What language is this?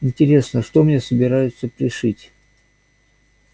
Russian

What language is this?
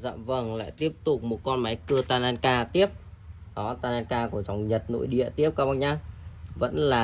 Vietnamese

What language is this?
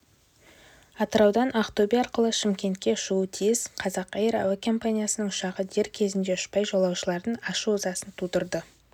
Kazakh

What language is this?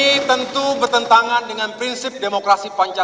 Indonesian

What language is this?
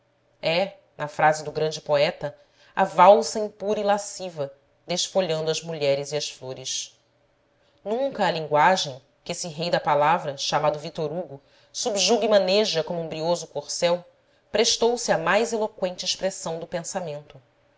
Portuguese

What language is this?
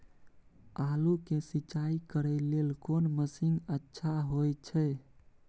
Maithili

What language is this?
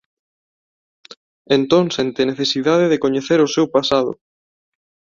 Galician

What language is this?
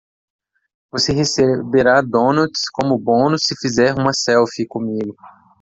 Portuguese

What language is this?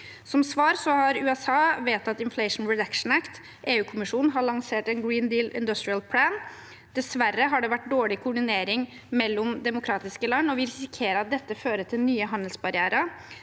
Norwegian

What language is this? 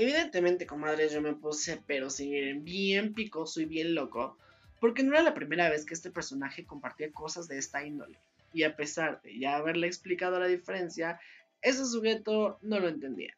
Spanish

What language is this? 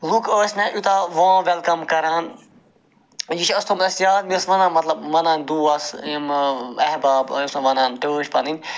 Kashmiri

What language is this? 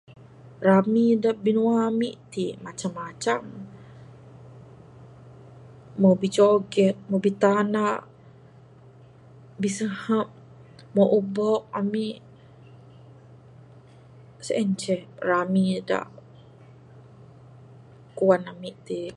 Bukar-Sadung Bidayuh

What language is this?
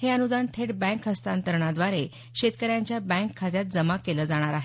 Marathi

